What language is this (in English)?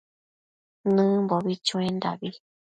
Matsés